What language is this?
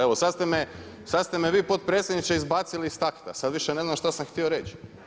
Croatian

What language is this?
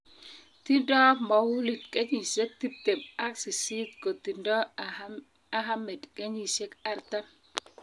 Kalenjin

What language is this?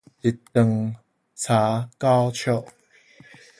Min Nan Chinese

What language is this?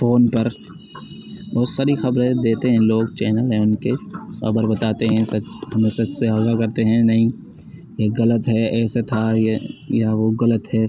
Urdu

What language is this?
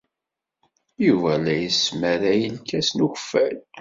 Kabyle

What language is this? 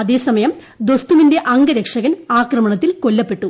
Malayalam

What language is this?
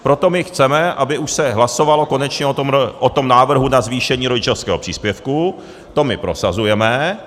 Czech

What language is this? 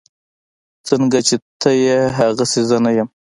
Pashto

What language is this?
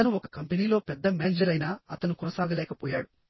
Telugu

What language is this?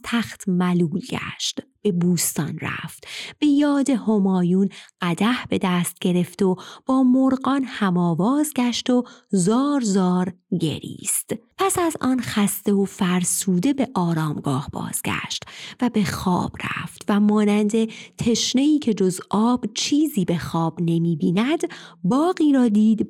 Persian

